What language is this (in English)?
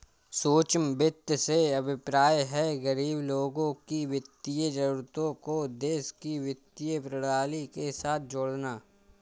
Hindi